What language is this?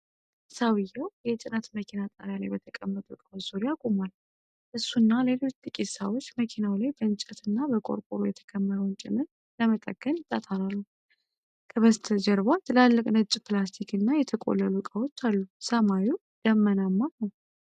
Amharic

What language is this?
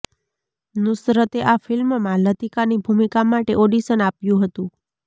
Gujarati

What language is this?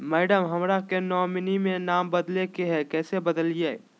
Magahi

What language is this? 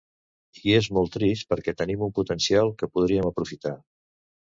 Catalan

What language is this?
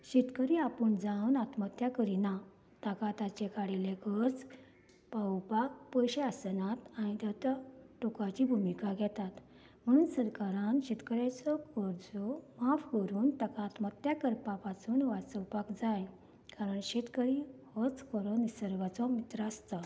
Konkani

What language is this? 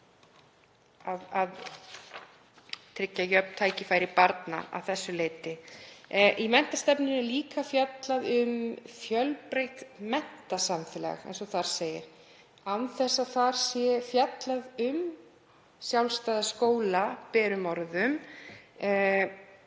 Icelandic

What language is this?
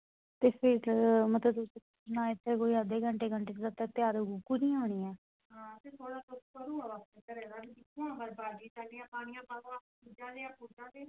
Dogri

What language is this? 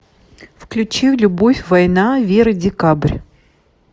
Russian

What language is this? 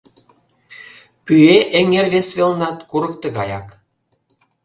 Mari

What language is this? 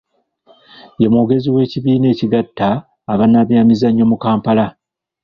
Ganda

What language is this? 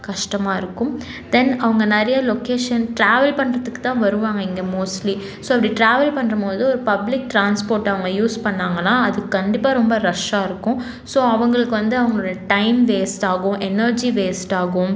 Tamil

